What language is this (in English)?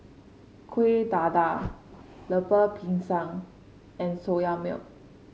English